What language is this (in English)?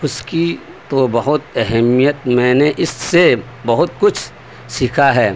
Urdu